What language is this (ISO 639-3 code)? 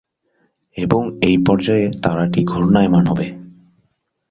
ben